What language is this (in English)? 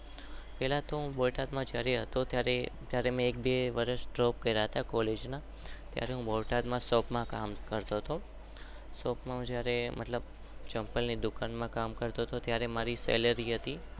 Gujarati